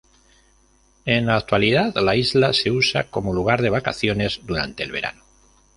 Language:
Spanish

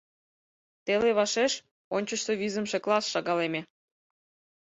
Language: Mari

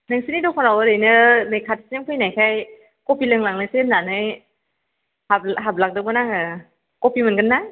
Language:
Bodo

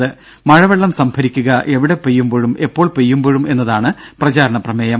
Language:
Malayalam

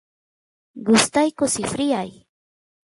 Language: Santiago del Estero Quichua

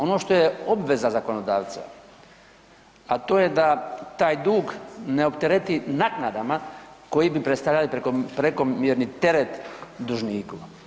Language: Croatian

